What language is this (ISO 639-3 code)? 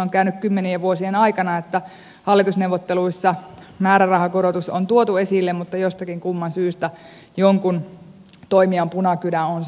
fin